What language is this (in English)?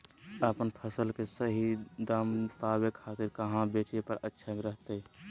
Magahi